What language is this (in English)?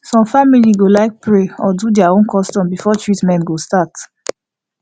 Nigerian Pidgin